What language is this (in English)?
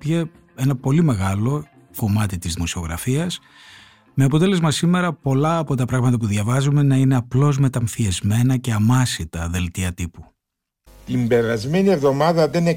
Greek